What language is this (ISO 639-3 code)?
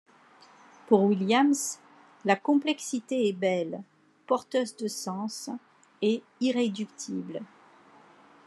fra